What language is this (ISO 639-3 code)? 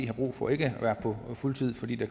dan